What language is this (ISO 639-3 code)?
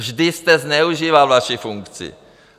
ces